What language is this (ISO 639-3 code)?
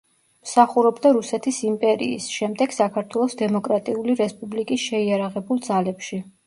kat